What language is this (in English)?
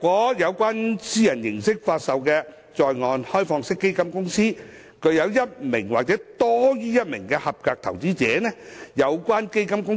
Cantonese